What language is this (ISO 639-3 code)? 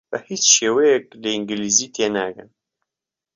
ckb